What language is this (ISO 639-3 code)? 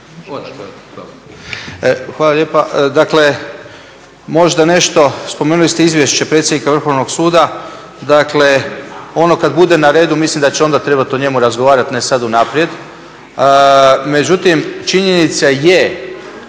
hrv